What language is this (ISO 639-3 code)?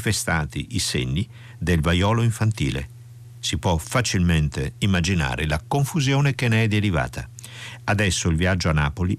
ita